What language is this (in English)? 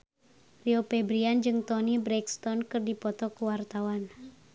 Sundanese